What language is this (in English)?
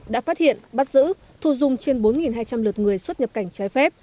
Vietnamese